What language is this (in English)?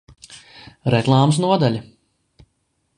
Latvian